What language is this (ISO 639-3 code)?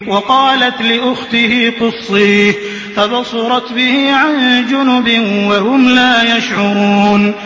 ara